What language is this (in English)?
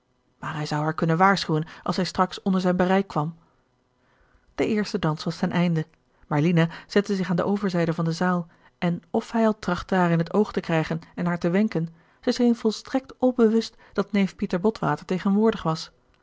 Dutch